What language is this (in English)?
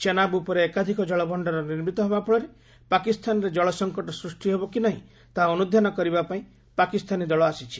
Odia